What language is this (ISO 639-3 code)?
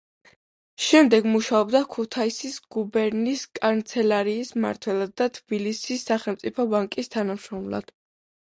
kat